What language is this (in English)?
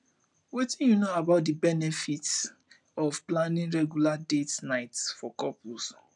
Nigerian Pidgin